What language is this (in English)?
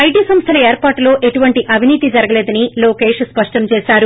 Telugu